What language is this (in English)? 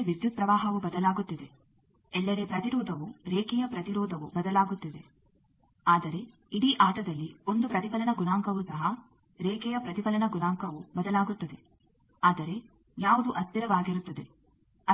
Kannada